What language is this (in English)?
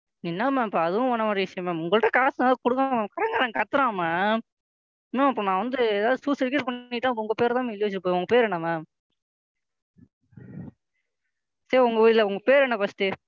Tamil